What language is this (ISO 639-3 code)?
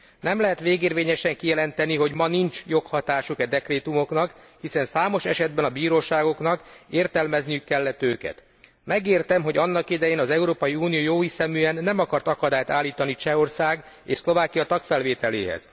hun